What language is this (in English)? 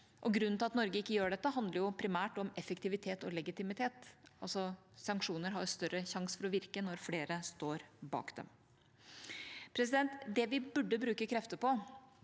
Norwegian